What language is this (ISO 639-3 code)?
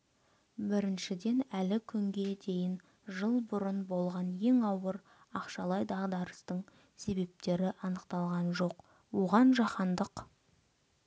kaz